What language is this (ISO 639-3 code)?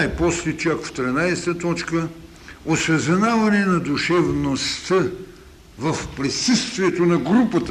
bul